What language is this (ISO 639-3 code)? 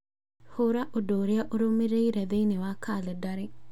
kik